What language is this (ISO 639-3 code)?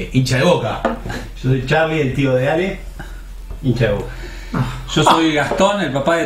spa